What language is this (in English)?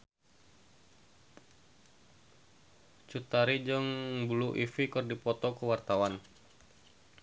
Sundanese